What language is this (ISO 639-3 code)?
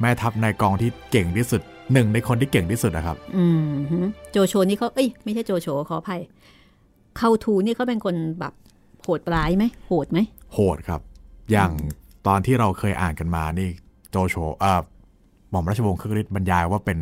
tha